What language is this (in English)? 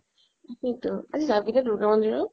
Assamese